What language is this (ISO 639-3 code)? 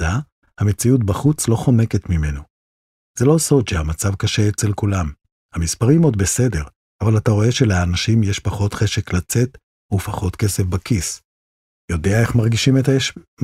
heb